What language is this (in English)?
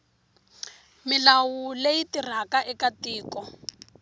Tsonga